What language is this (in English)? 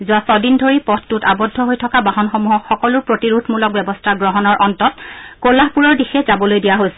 Assamese